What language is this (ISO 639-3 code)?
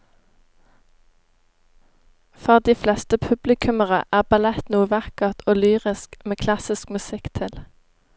nor